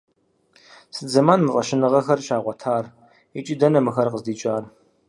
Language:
Kabardian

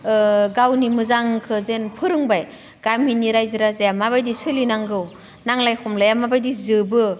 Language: Bodo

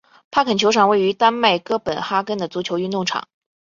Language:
Chinese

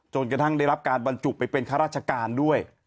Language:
Thai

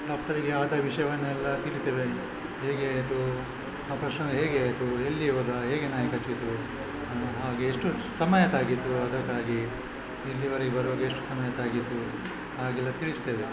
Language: Kannada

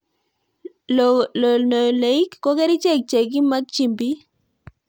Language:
Kalenjin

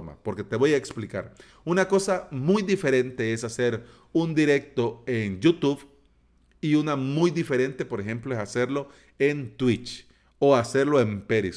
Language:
Spanish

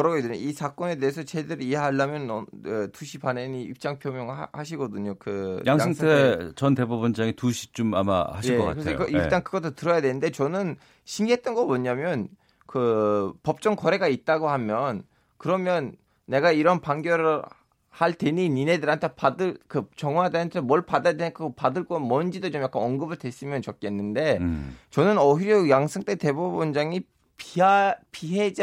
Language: Korean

